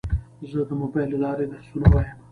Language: Pashto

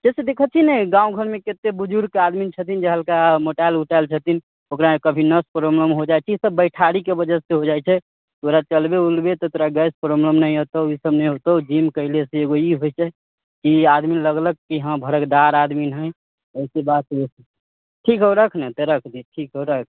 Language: Maithili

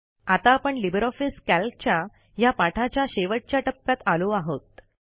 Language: Marathi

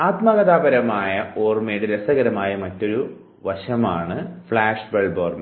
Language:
Malayalam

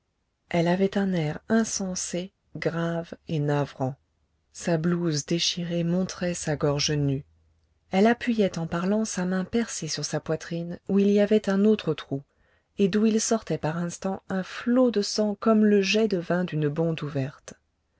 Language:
French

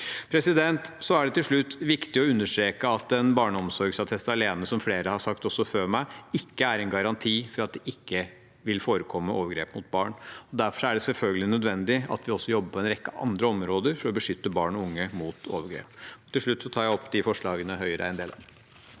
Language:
Norwegian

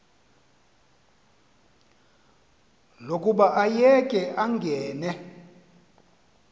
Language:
Xhosa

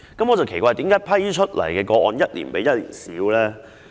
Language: Cantonese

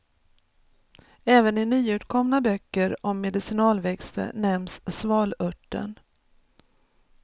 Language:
Swedish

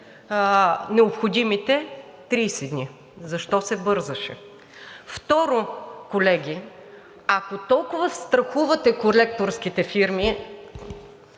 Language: Bulgarian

